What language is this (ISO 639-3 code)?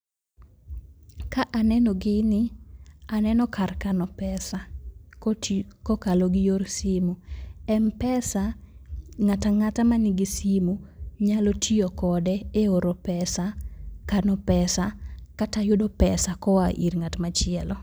luo